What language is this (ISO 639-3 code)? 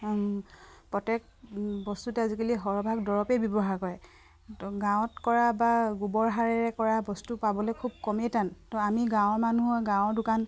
asm